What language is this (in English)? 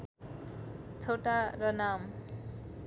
Nepali